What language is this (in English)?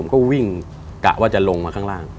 Thai